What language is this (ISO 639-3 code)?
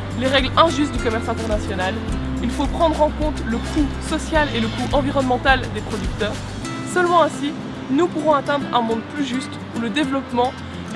nld